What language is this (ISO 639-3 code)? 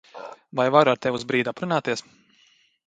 lav